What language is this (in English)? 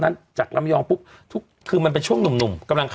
Thai